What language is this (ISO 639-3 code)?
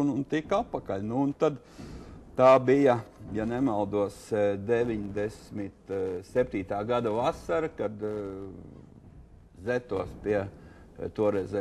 lav